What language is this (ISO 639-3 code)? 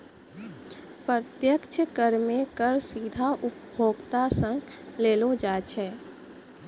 mai